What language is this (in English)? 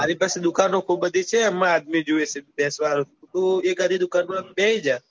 Gujarati